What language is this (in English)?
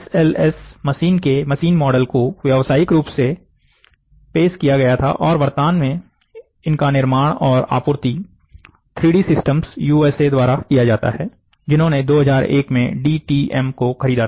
Hindi